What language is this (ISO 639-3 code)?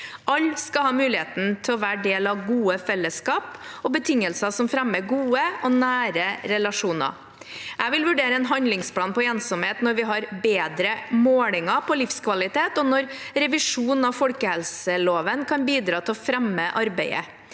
nor